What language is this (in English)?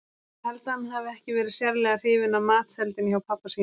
Icelandic